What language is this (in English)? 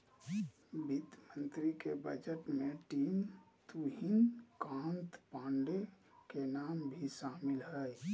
Magahi